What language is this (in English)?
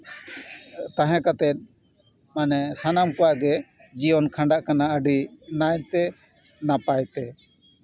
Santali